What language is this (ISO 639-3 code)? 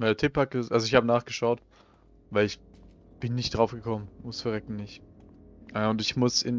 deu